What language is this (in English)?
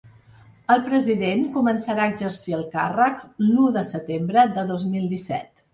Catalan